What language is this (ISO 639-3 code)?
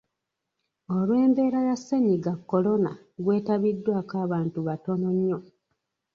lug